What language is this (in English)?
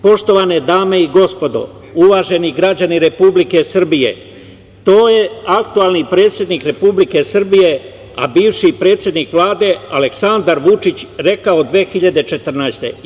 Serbian